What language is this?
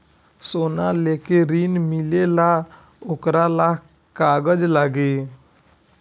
Bhojpuri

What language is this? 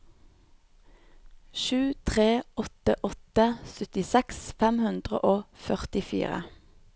Norwegian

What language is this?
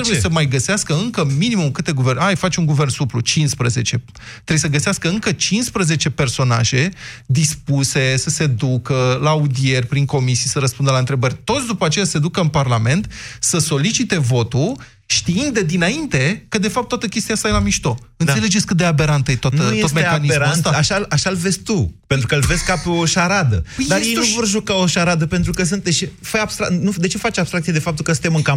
Romanian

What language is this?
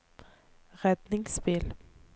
Norwegian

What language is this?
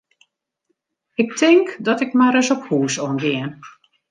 Western Frisian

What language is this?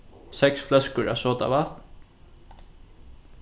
Faroese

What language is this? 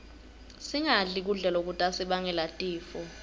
Swati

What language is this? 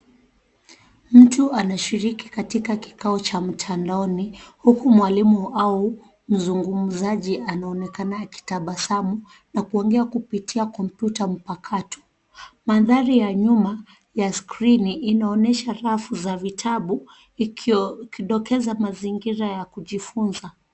Swahili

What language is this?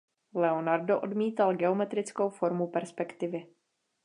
Czech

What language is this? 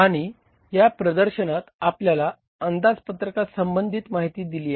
Marathi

